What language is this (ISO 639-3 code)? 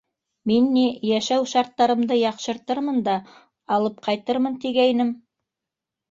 bak